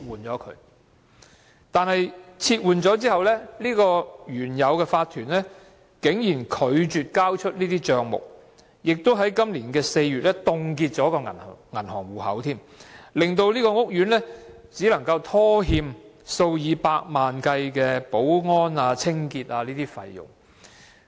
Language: Cantonese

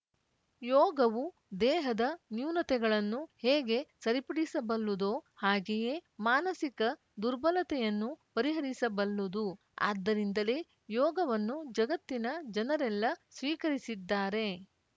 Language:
Kannada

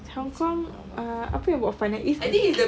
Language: English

